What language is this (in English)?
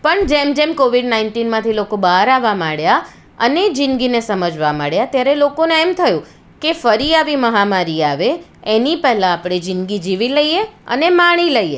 Gujarati